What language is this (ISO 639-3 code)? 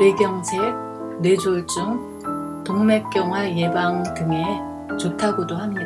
kor